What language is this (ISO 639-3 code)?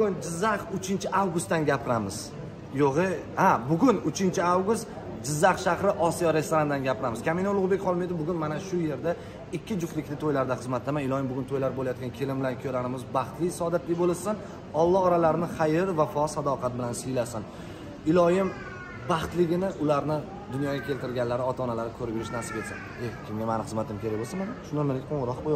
tur